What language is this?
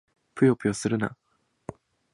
Japanese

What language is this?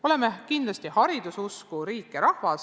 Estonian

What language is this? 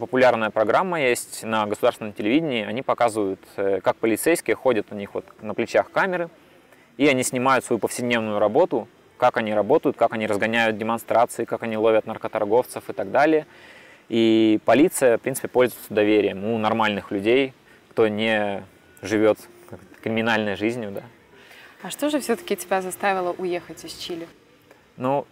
Russian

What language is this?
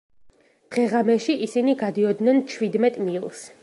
Georgian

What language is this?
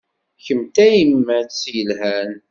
Kabyle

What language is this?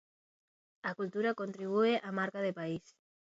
Galician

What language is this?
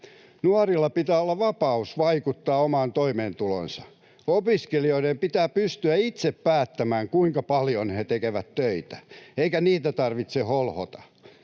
Finnish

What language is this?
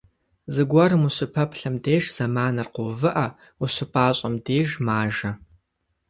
Kabardian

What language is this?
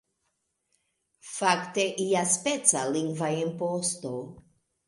Esperanto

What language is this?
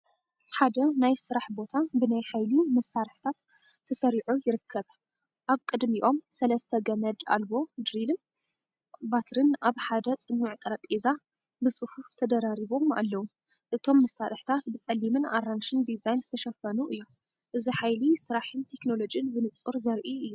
Tigrinya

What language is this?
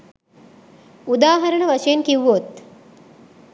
Sinhala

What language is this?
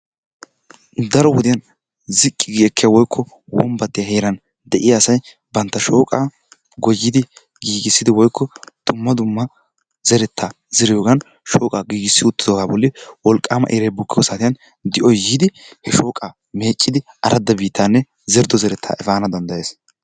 Wolaytta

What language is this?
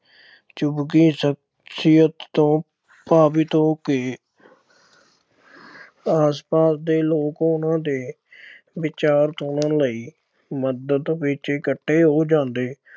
Punjabi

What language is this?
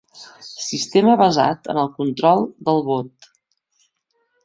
Catalan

